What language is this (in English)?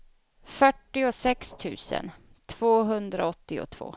Swedish